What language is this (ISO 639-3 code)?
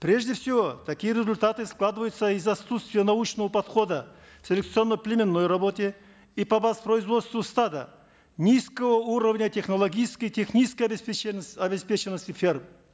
kaz